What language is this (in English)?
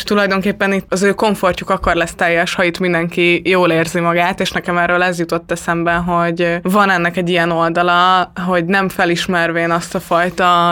Hungarian